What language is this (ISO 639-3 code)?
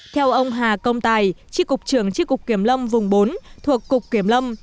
vie